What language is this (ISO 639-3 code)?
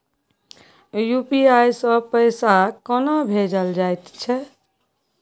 mai